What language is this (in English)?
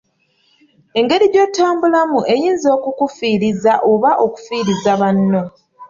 Ganda